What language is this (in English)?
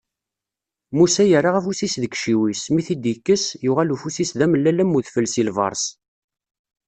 Kabyle